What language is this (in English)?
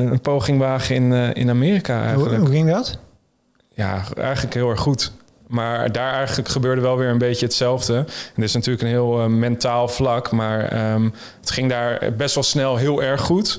Dutch